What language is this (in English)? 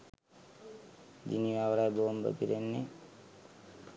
Sinhala